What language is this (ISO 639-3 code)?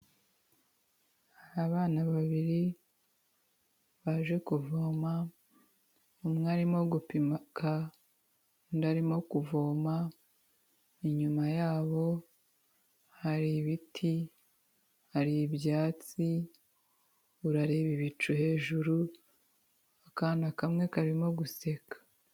kin